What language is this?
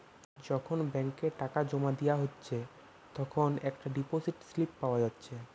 Bangla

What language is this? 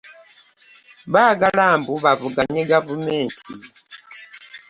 Ganda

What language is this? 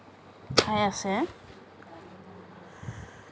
Assamese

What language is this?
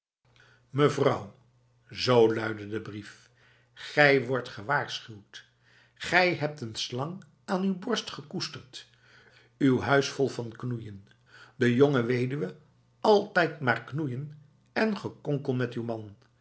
Dutch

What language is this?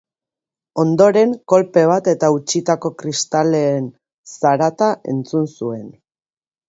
Basque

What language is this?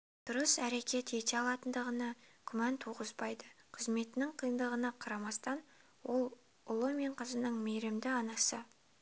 Kazakh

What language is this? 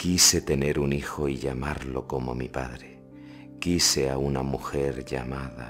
Spanish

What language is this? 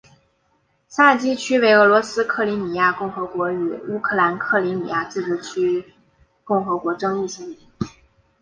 Chinese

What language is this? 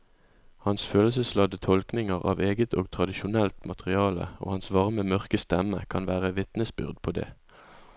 Norwegian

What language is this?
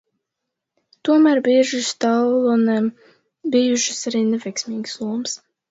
Latvian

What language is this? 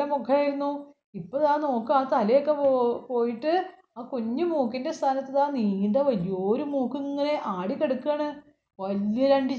Malayalam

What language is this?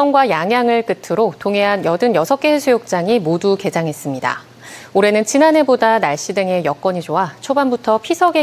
Korean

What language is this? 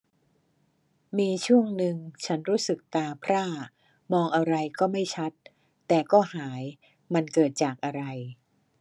Thai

